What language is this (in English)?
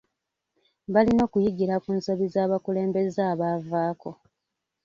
Ganda